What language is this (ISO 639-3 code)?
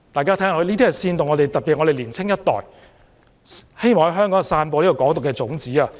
yue